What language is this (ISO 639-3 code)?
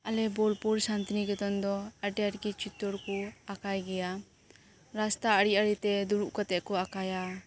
sat